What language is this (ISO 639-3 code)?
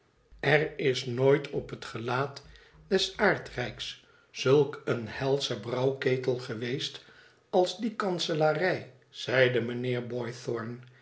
nld